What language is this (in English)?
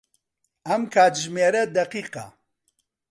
Central Kurdish